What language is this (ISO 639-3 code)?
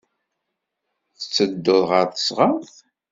kab